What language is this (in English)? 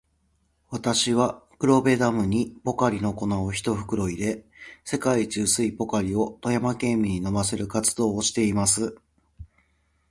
Japanese